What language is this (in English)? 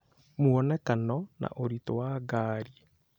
Kikuyu